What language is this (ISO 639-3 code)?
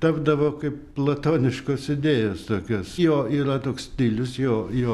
lit